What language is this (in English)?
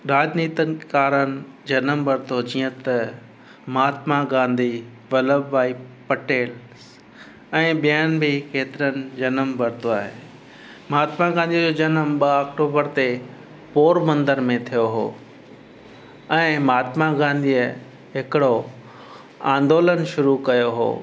Sindhi